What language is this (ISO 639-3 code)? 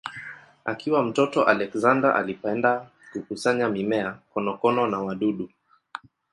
swa